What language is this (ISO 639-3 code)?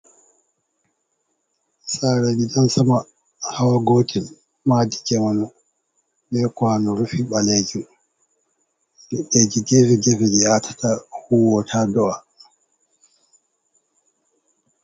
ful